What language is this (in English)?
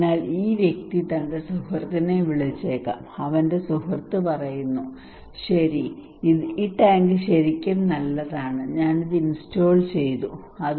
Malayalam